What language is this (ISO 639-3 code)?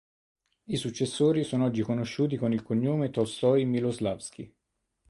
ita